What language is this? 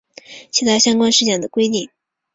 Chinese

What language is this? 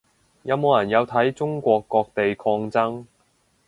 Cantonese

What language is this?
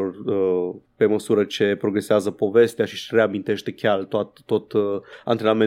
Romanian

